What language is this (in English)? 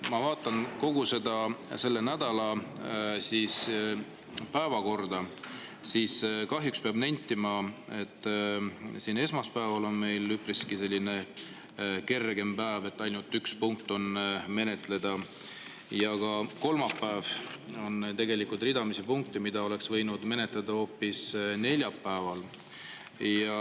Estonian